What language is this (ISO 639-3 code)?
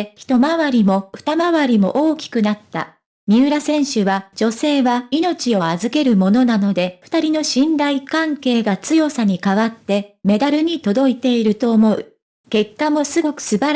jpn